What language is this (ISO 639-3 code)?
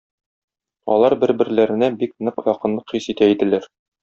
tat